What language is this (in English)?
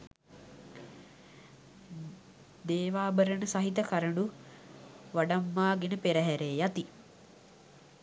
Sinhala